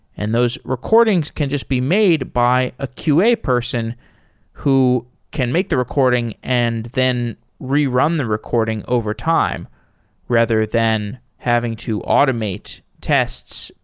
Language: English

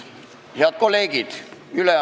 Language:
Estonian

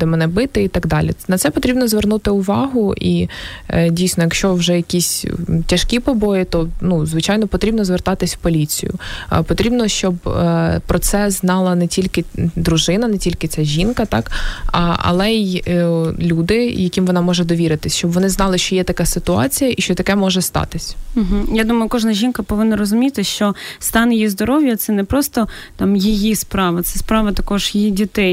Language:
Ukrainian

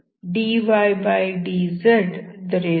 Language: Kannada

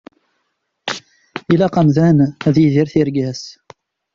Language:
Kabyle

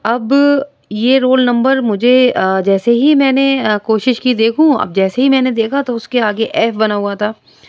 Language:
Urdu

